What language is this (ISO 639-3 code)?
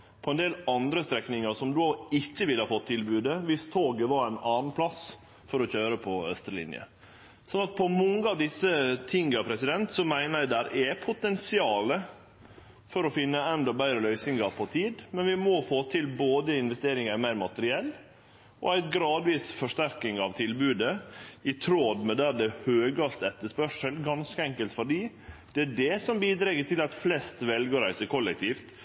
nno